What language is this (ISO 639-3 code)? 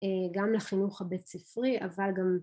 heb